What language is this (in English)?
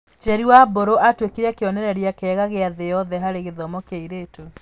Kikuyu